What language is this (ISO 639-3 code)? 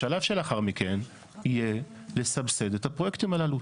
heb